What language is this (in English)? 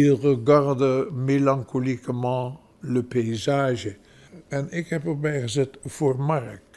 Dutch